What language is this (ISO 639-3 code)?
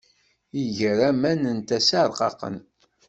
kab